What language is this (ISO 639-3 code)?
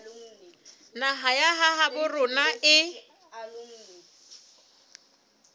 sot